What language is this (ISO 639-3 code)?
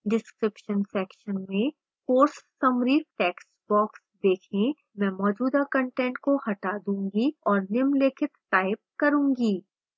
hin